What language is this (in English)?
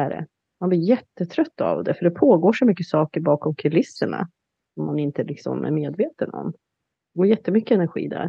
Swedish